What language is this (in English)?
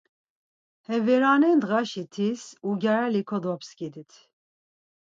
Laz